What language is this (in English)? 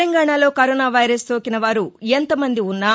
Telugu